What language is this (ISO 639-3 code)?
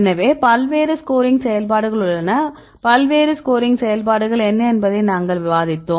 tam